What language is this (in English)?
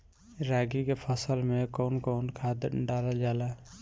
Bhojpuri